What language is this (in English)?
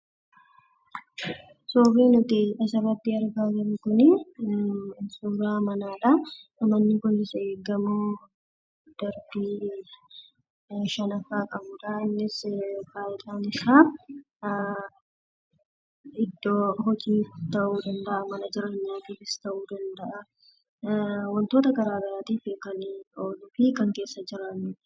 Oromo